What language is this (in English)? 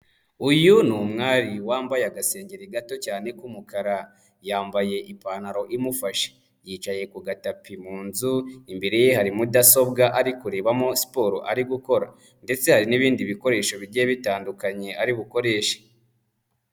Kinyarwanda